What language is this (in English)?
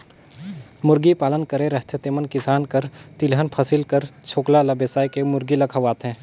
Chhattisgarhi